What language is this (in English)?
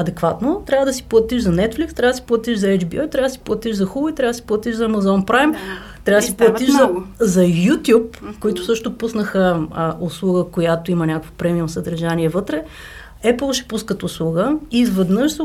Bulgarian